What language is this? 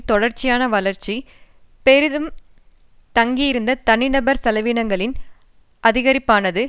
Tamil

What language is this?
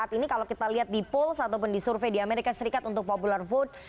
Indonesian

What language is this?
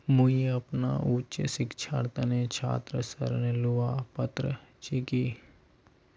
Magahi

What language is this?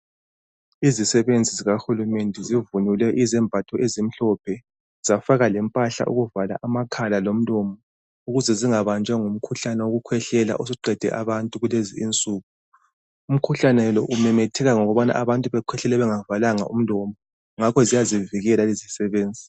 North Ndebele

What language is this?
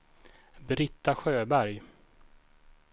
Swedish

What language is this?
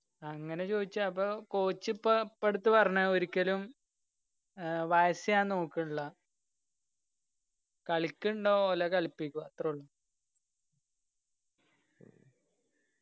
Malayalam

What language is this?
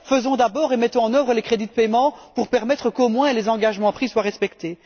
French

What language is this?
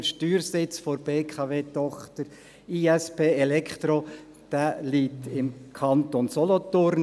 Swiss German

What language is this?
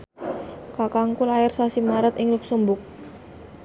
Javanese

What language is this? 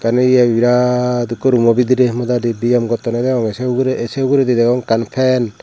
Chakma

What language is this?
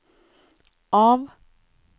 Norwegian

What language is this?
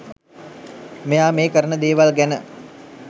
Sinhala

